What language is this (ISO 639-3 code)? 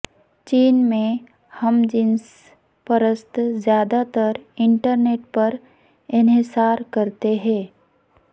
urd